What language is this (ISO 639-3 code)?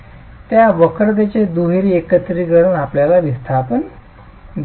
mar